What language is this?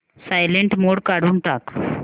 Marathi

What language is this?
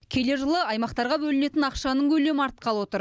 Kazakh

